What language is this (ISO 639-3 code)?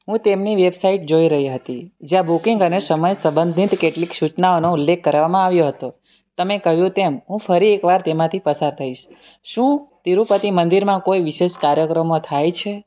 guj